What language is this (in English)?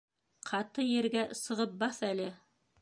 Bashkir